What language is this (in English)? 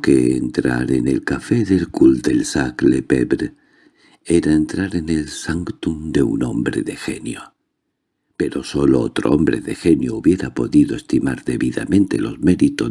Spanish